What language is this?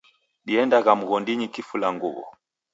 Taita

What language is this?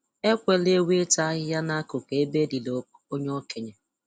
Igbo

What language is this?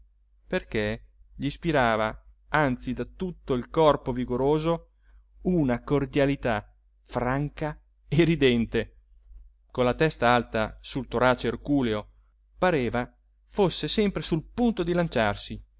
Italian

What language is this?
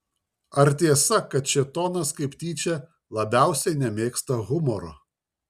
Lithuanian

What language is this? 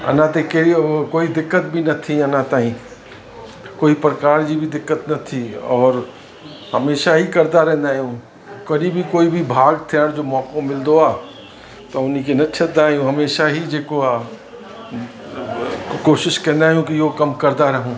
Sindhi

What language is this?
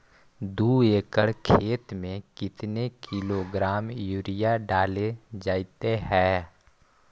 Magahi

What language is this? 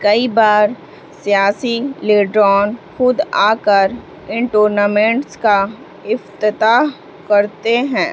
Urdu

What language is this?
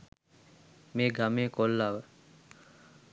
Sinhala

